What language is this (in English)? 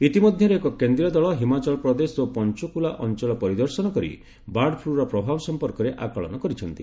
Odia